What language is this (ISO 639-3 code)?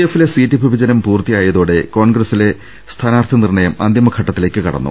mal